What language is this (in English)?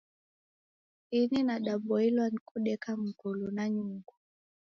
Taita